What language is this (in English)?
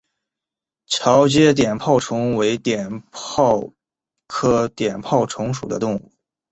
Chinese